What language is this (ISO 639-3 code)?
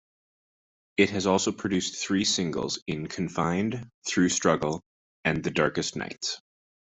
eng